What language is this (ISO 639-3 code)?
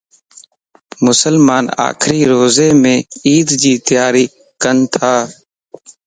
lss